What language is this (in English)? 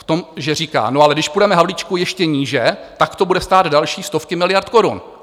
Czech